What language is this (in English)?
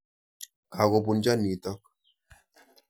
Kalenjin